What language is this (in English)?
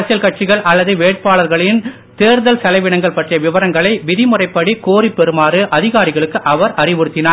Tamil